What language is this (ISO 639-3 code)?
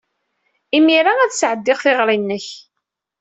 kab